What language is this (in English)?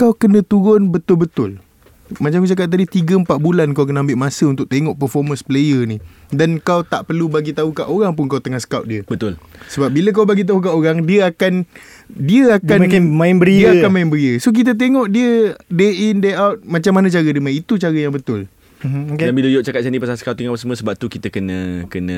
Malay